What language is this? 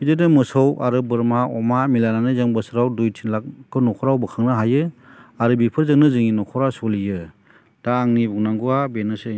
Bodo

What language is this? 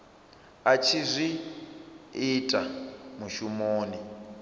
Venda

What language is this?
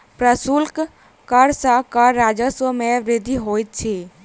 Maithili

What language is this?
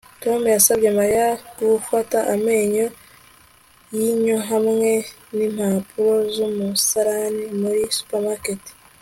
Kinyarwanda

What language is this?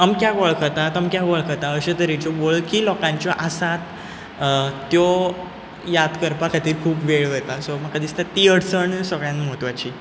Konkani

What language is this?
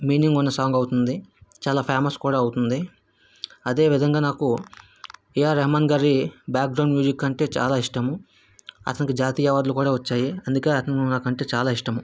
Telugu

